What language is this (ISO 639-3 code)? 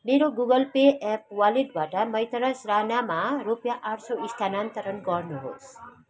nep